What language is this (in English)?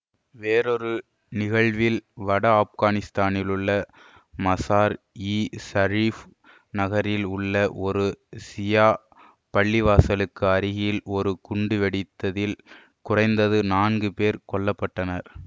Tamil